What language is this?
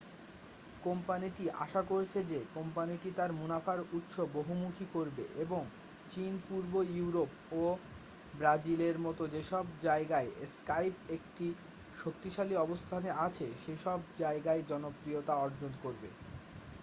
Bangla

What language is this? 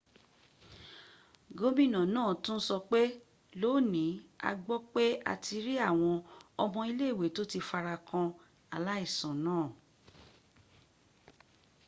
Yoruba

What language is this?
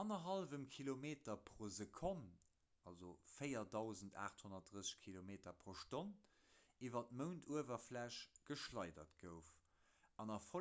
Luxembourgish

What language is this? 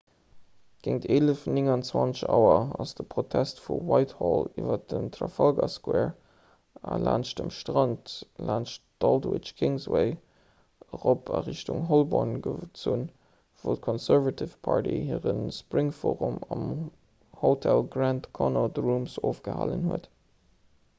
Luxembourgish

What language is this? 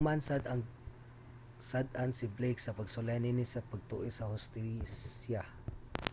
Cebuano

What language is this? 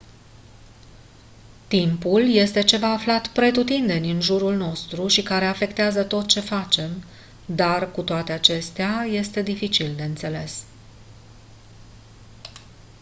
Romanian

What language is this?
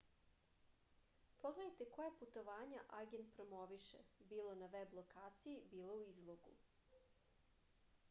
Serbian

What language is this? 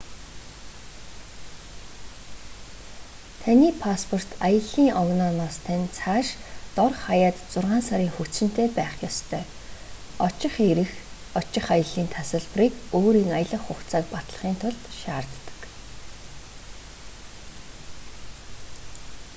Mongolian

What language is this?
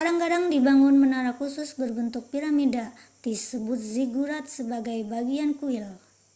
Indonesian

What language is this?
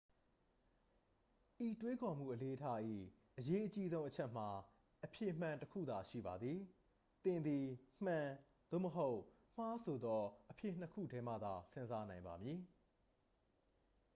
Burmese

